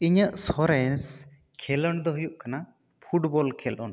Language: Santali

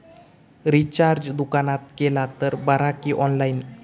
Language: Marathi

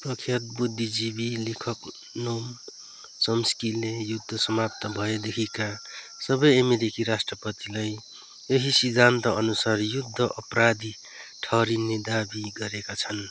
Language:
Nepali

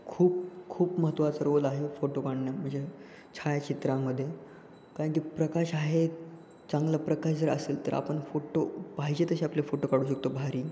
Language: Marathi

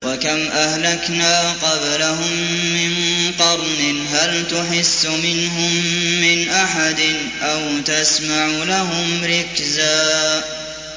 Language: Arabic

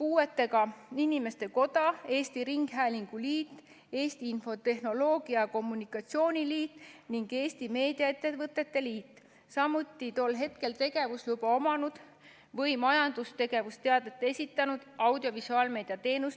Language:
Estonian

